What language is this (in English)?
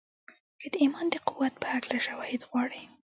Pashto